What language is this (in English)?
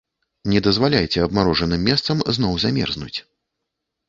Belarusian